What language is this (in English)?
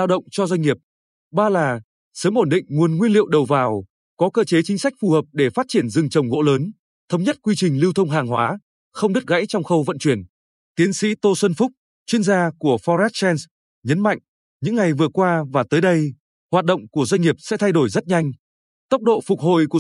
Vietnamese